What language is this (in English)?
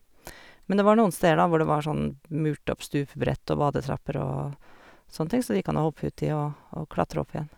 Norwegian